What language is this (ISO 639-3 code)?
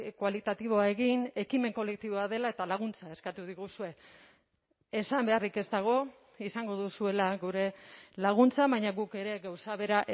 eus